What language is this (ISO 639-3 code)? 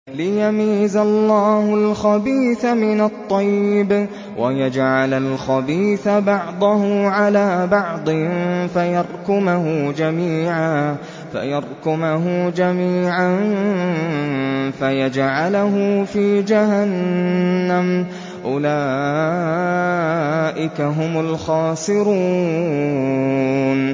ara